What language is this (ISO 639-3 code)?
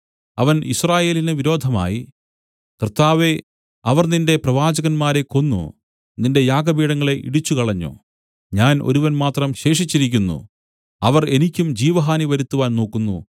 mal